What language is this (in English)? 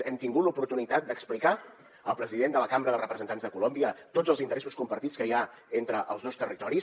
Catalan